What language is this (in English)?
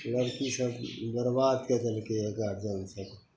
Maithili